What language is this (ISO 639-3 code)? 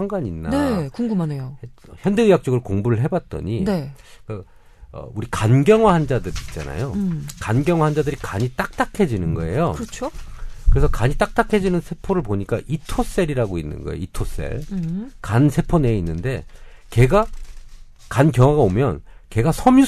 kor